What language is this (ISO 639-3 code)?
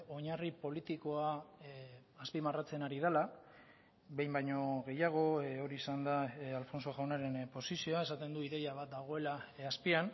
eus